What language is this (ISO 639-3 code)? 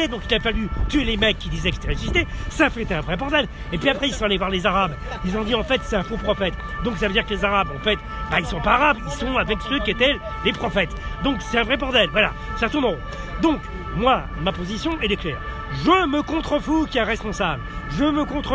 fra